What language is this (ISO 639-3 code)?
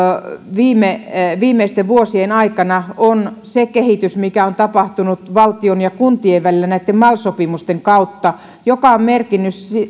fin